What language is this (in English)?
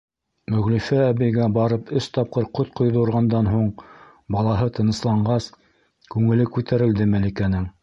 Bashkir